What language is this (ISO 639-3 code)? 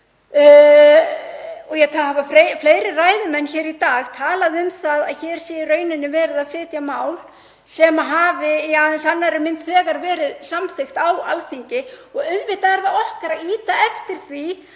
isl